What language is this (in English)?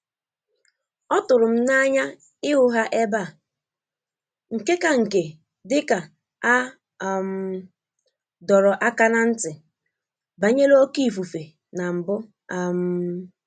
Igbo